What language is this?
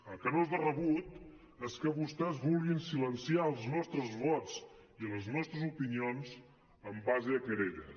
Catalan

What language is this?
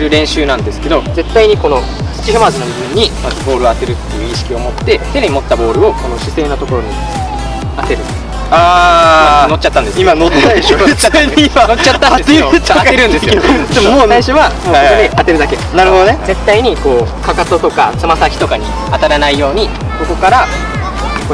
Japanese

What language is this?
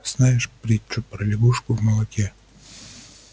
Russian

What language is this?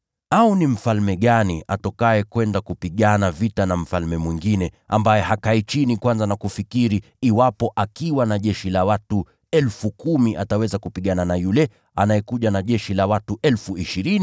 Swahili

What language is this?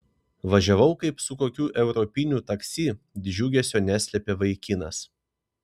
Lithuanian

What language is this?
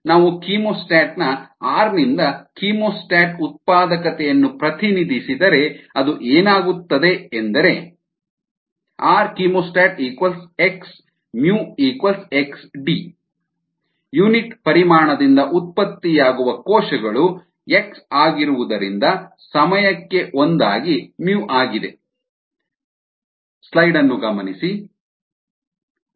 Kannada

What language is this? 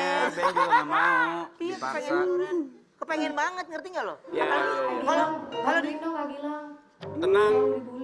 Indonesian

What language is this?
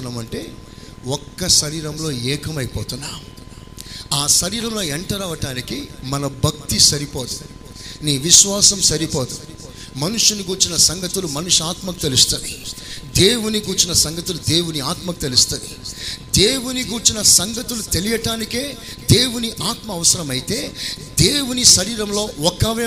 Telugu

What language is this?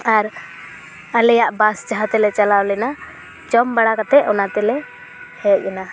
Santali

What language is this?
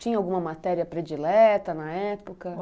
Portuguese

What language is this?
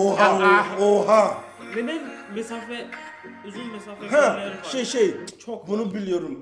Turkish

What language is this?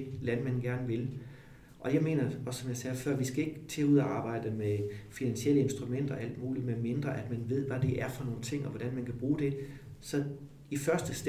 Danish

